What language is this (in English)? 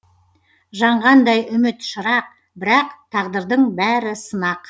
Kazakh